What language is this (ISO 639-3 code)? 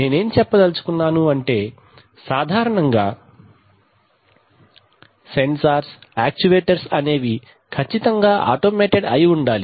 tel